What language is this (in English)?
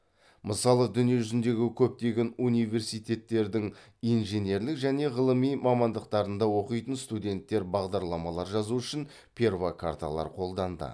Kazakh